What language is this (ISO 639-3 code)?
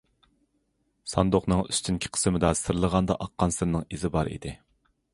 uig